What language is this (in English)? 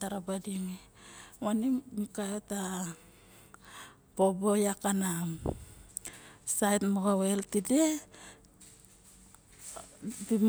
Barok